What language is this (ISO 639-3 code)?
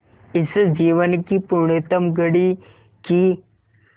hin